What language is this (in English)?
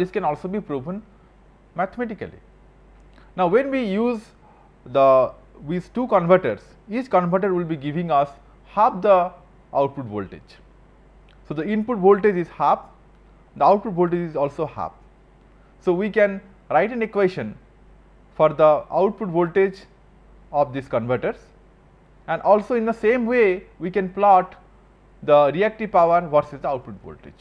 English